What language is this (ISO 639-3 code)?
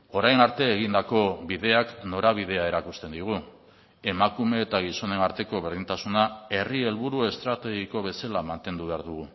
eus